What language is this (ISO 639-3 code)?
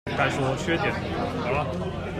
zho